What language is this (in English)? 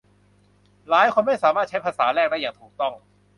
Thai